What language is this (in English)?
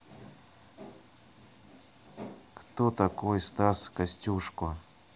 Russian